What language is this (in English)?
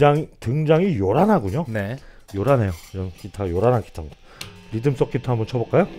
Korean